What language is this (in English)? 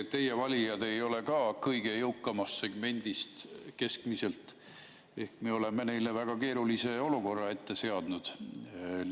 Estonian